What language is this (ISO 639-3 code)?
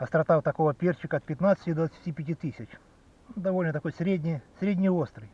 rus